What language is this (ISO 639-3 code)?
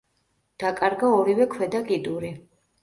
kat